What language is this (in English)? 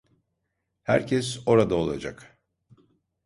Turkish